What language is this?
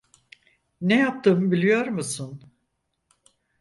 Turkish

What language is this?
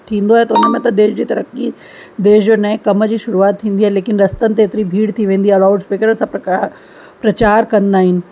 Sindhi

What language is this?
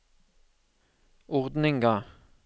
Norwegian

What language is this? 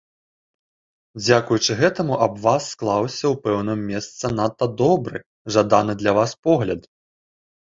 Belarusian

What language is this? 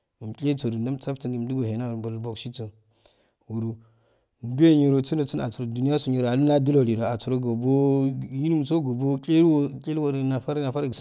Afade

